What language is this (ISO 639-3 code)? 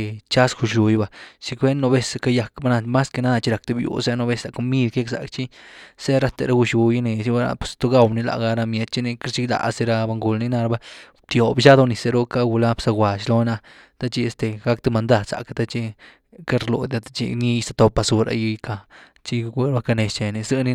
ztu